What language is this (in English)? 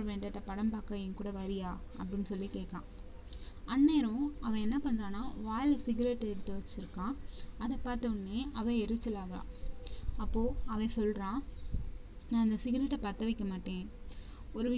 Tamil